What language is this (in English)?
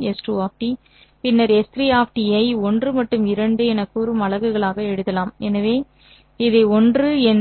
Tamil